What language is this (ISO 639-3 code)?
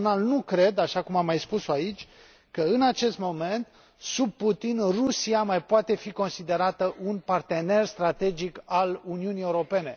ron